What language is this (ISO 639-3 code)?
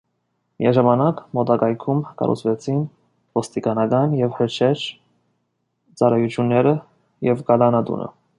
hye